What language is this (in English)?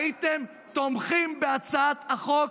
Hebrew